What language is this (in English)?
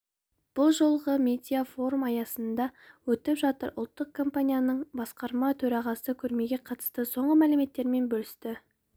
Kazakh